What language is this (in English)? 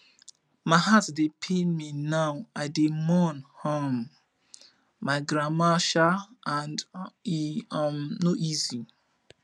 Nigerian Pidgin